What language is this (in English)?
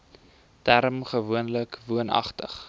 Afrikaans